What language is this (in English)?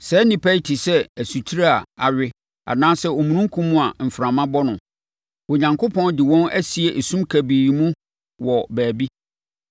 Akan